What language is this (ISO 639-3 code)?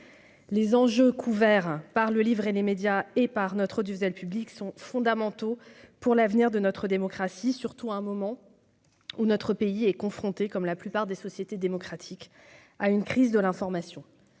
fra